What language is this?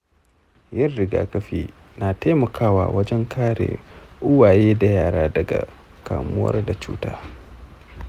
Hausa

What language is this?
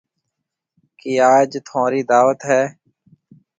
Marwari (Pakistan)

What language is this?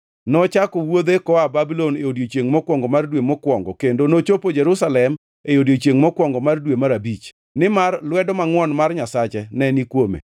Luo (Kenya and Tanzania)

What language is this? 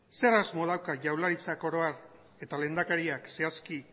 Basque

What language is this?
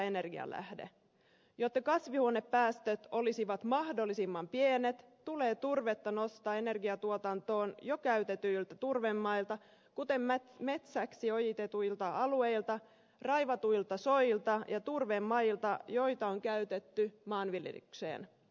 Finnish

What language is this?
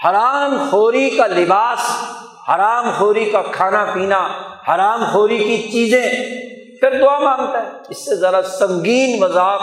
Urdu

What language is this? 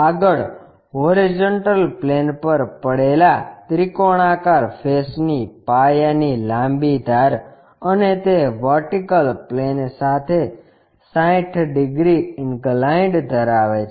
Gujarati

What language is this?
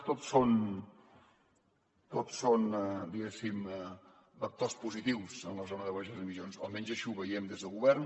Catalan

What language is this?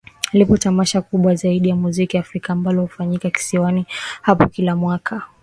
Swahili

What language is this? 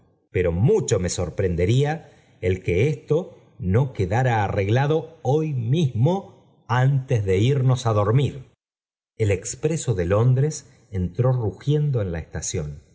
Spanish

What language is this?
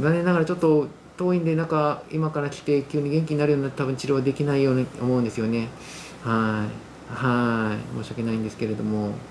Japanese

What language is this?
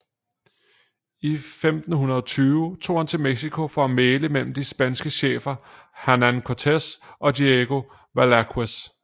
Danish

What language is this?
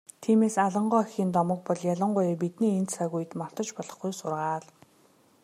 Mongolian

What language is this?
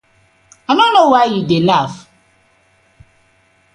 Nigerian Pidgin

